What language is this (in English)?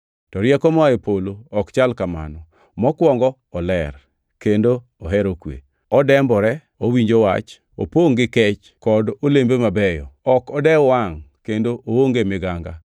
Luo (Kenya and Tanzania)